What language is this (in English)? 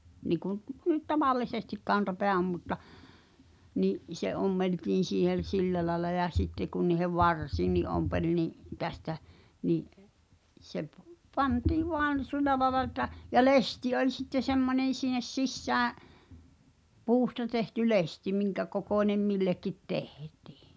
Finnish